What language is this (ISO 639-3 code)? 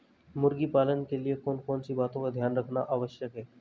hin